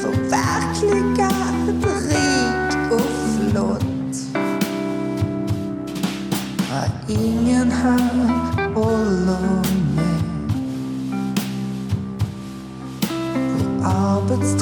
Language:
Swedish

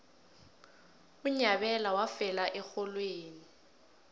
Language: South Ndebele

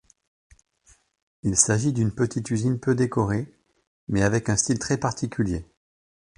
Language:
French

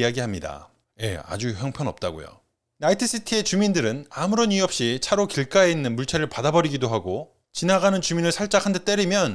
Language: Korean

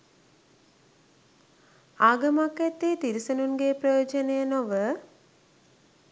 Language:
Sinhala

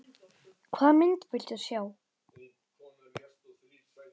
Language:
Icelandic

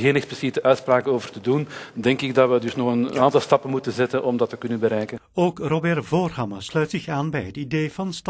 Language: Dutch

